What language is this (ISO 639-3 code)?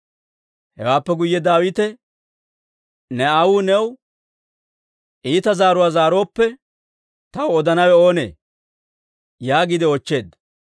dwr